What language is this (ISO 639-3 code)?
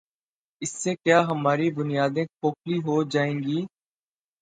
urd